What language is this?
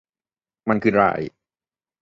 Thai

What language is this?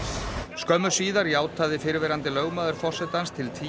Icelandic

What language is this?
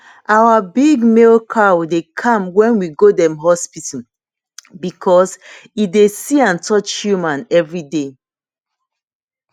Nigerian Pidgin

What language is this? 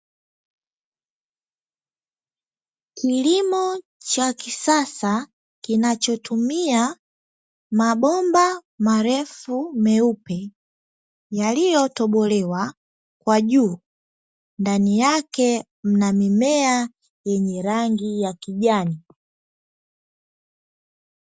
Swahili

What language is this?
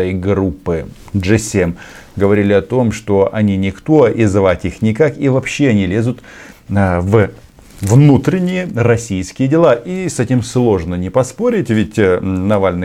Russian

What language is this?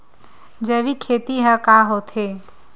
Chhattisgarhi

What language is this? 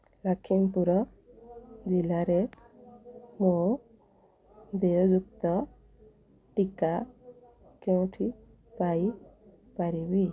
Odia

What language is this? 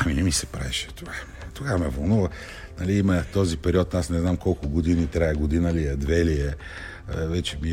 Bulgarian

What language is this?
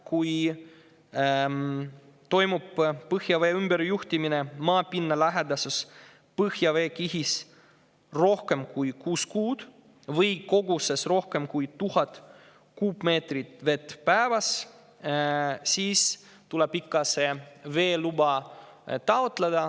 Estonian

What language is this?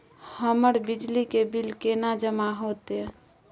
Maithili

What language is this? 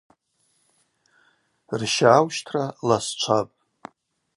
Abaza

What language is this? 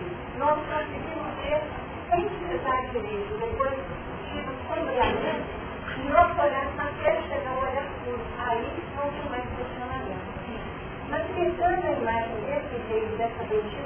Portuguese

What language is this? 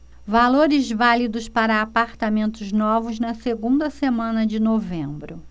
Portuguese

